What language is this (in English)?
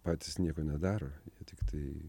Lithuanian